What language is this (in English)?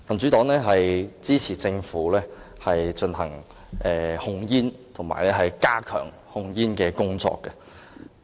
Cantonese